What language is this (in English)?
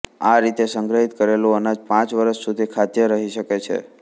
Gujarati